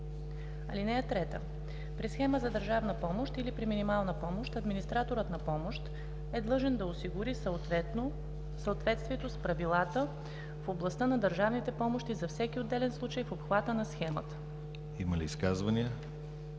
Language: Bulgarian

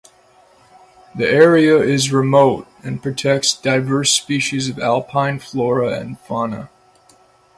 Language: English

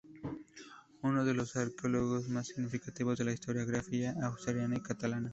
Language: Spanish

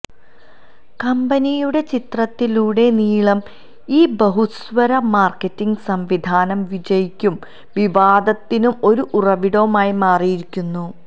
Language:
Malayalam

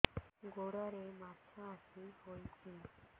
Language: Odia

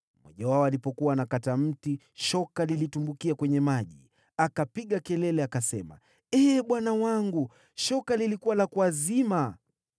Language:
Swahili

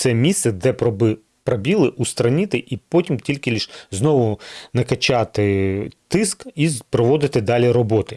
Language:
Ukrainian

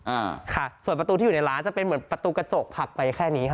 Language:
Thai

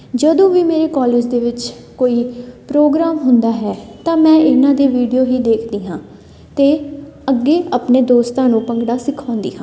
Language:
Punjabi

